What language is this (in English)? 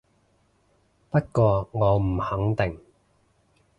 Cantonese